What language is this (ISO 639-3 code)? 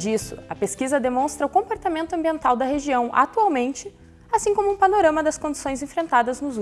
por